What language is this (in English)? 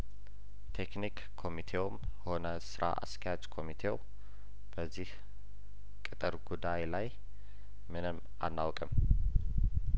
Amharic